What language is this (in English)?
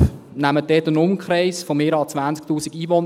Swiss German